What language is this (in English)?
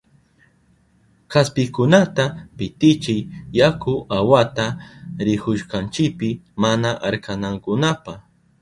Southern Pastaza Quechua